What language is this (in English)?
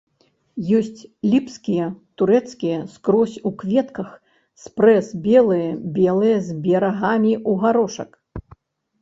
Belarusian